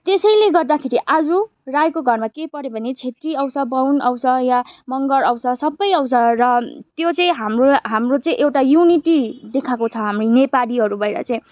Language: Nepali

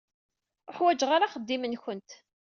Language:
Kabyle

